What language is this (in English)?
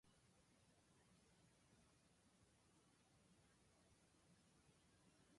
Japanese